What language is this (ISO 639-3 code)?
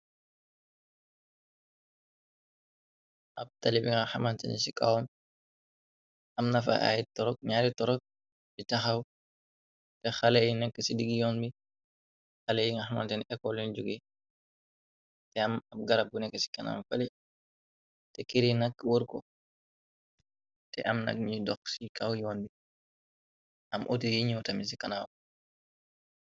wol